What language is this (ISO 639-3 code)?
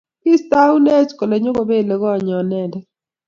kln